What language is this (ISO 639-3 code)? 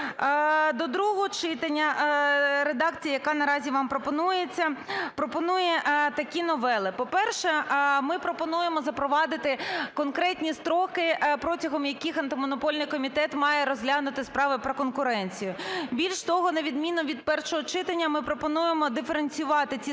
ukr